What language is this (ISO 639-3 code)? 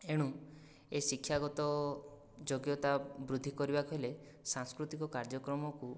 ori